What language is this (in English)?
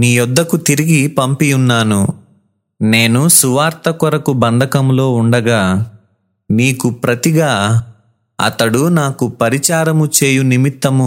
Telugu